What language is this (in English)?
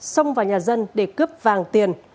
Vietnamese